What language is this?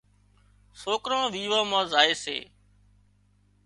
Wadiyara Koli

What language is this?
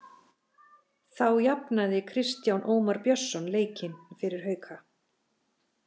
Icelandic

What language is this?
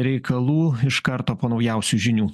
Lithuanian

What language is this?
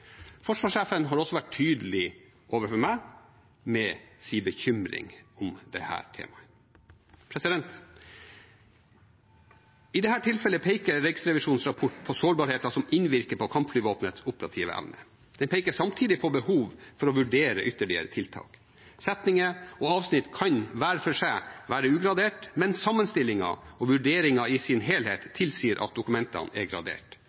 Norwegian Bokmål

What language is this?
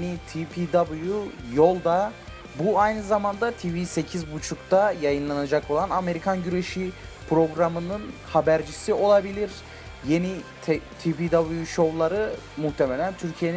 Turkish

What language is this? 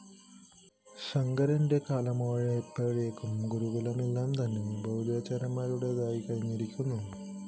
Malayalam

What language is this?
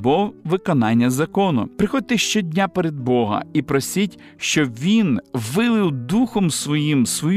Ukrainian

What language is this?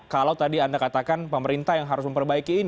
Indonesian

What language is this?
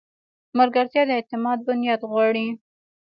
Pashto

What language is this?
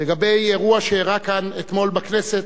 Hebrew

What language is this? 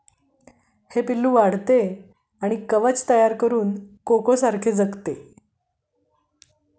Marathi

